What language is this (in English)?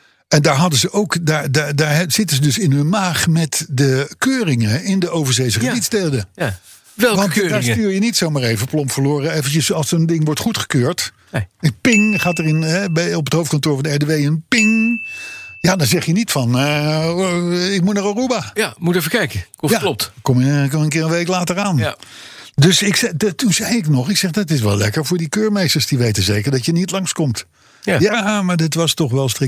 Dutch